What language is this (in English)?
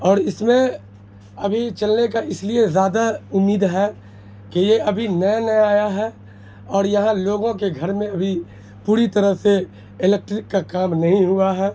Urdu